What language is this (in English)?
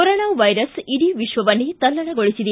Kannada